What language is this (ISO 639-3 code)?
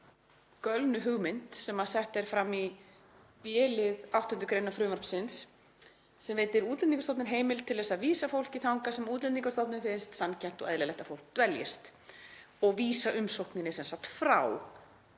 isl